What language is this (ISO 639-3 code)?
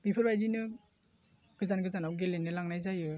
brx